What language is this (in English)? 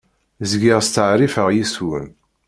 Kabyle